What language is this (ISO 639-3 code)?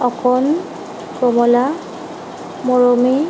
asm